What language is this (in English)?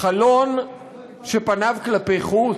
Hebrew